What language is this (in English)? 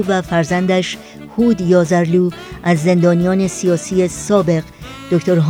Persian